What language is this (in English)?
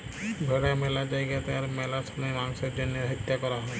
Bangla